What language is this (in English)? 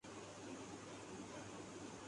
Urdu